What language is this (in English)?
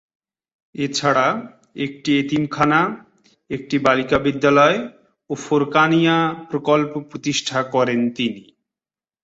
Bangla